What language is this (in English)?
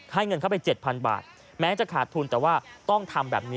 Thai